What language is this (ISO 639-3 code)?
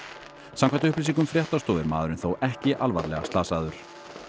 isl